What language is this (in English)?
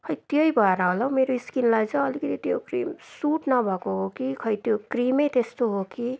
Nepali